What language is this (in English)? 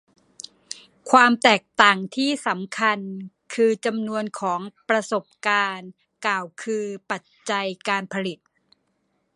Thai